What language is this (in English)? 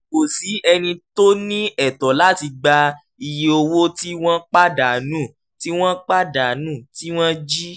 Yoruba